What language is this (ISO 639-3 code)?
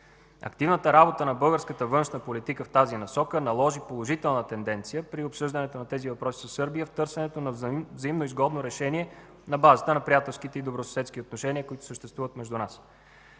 bul